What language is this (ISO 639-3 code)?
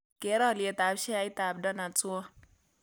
kln